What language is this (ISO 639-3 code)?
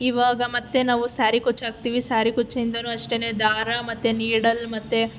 kan